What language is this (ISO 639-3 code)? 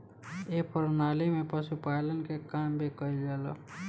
bho